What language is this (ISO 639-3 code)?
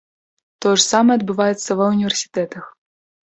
bel